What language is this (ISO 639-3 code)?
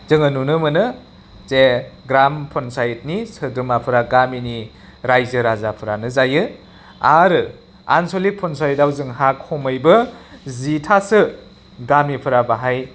brx